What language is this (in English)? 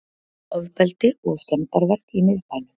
Icelandic